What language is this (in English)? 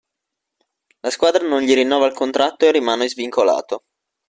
Italian